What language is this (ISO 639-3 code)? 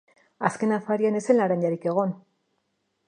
eus